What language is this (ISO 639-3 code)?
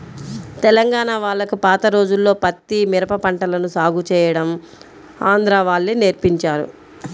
tel